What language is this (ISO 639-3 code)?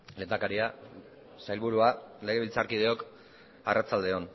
eus